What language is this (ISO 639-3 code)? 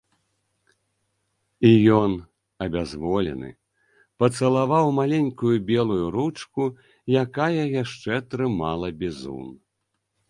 bel